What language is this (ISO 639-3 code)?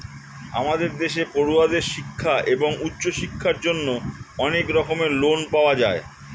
ben